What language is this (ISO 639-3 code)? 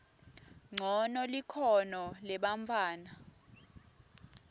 ssw